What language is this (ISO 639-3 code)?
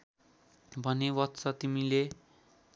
nep